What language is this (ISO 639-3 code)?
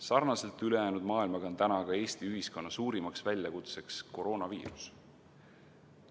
est